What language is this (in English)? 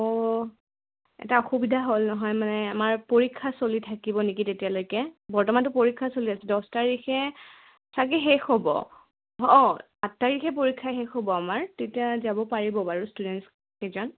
Assamese